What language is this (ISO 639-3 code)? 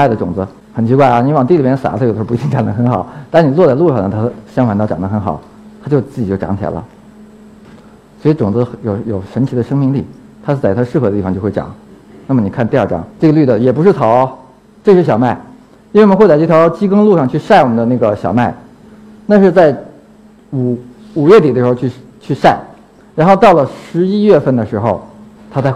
zho